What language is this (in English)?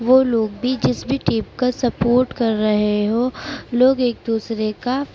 Urdu